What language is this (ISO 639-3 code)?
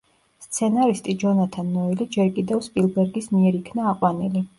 kat